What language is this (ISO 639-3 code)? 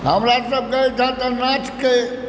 mai